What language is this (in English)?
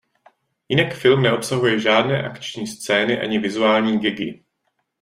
Czech